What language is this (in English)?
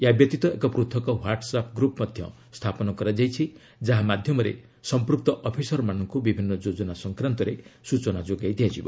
Odia